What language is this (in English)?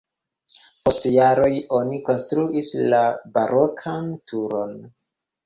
Esperanto